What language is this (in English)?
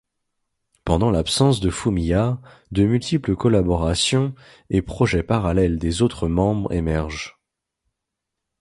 French